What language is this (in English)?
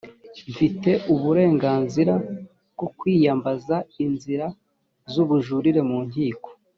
Kinyarwanda